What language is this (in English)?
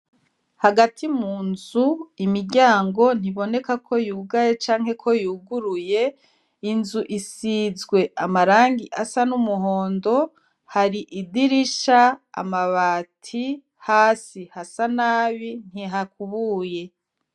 Rundi